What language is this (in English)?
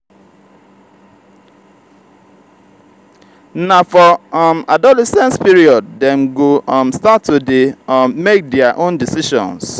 Nigerian Pidgin